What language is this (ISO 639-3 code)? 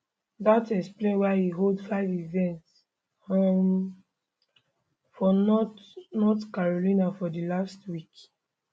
pcm